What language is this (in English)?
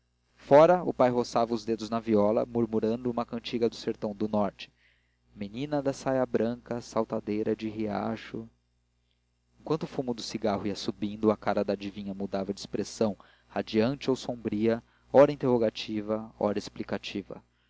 Portuguese